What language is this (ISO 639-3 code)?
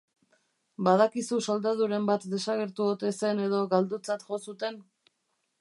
eus